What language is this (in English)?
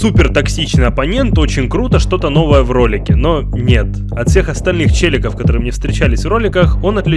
Russian